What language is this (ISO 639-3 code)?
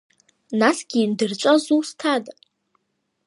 abk